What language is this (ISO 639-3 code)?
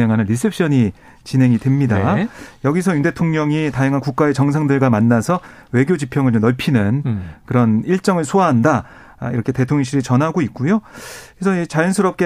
kor